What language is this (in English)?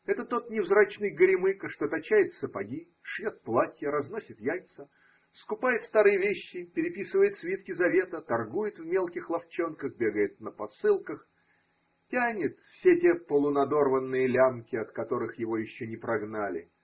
Russian